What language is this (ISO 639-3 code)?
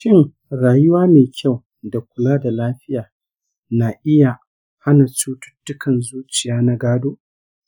hau